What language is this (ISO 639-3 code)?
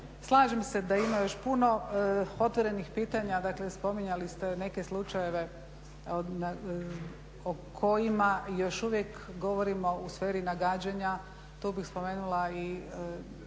hrv